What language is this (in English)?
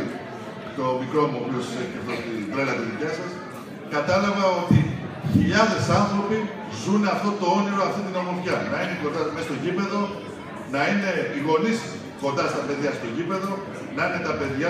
Greek